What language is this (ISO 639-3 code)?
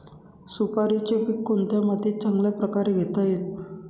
mar